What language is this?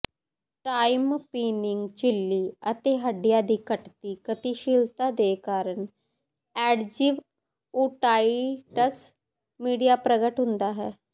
Punjabi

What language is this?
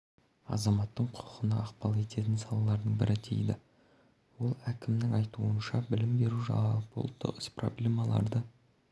Kazakh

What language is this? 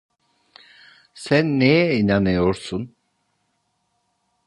Turkish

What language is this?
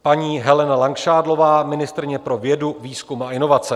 Czech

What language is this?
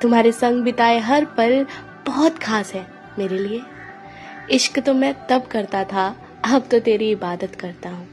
Hindi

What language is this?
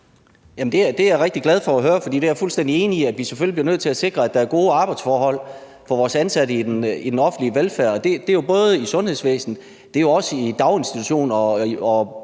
Danish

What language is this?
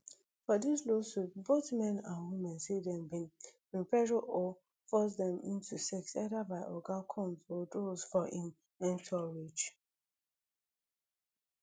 Nigerian Pidgin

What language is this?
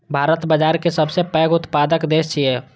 Maithili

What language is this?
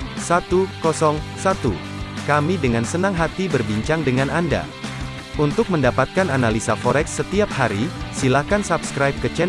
Indonesian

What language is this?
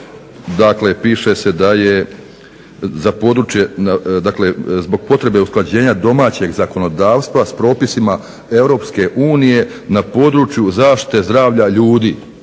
Croatian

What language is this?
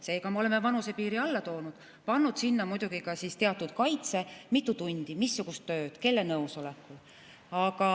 Estonian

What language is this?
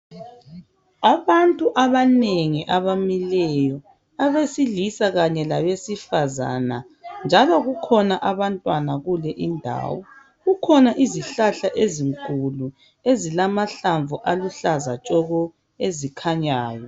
North Ndebele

